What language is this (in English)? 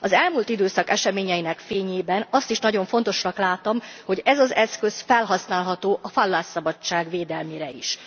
Hungarian